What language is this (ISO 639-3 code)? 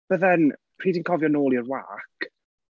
cym